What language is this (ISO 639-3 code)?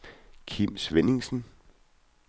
dan